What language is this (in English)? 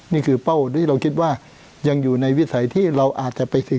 Thai